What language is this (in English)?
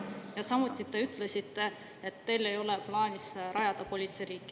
Estonian